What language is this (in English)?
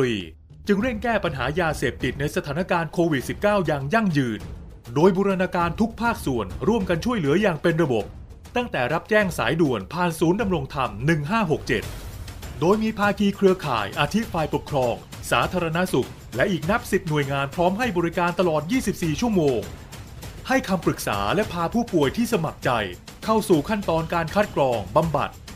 Thai